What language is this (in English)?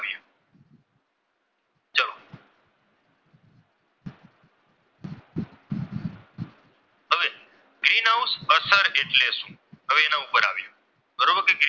Gujarati